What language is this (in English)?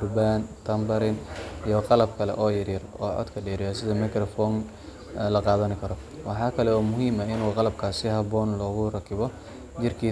Somali